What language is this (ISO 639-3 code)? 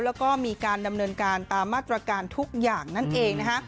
tha